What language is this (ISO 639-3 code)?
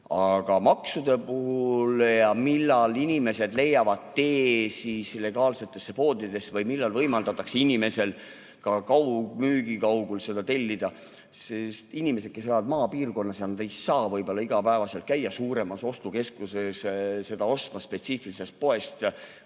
est